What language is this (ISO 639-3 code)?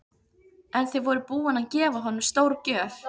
isl